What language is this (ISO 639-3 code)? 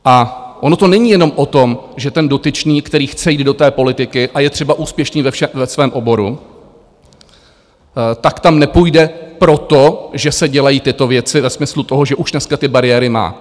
ces